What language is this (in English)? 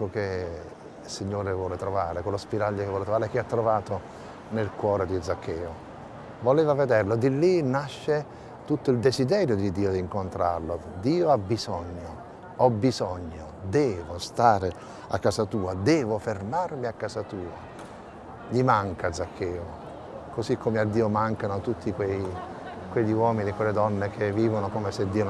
Italian